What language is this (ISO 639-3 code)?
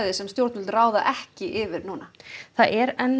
isl